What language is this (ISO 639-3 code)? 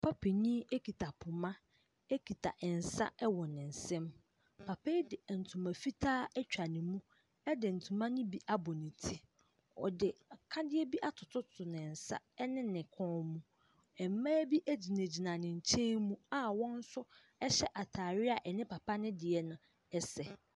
aka